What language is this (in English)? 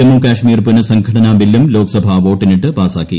Malayalam